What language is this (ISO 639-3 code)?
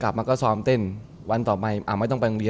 tha